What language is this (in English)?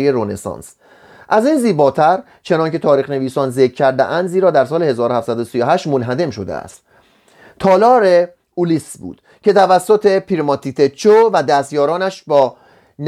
Persian